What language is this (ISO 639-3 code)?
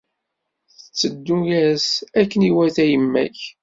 kab